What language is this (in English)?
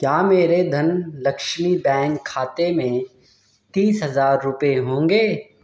Urdu